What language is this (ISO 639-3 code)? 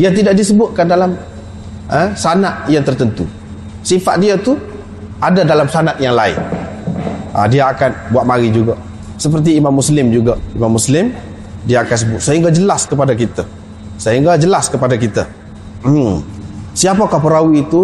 msa